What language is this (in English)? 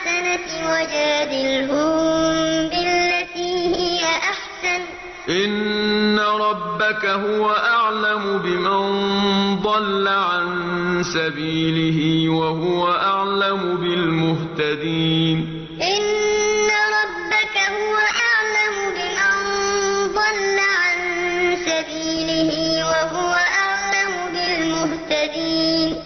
Arabic